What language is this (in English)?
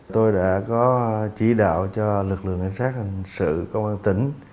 Vietnamese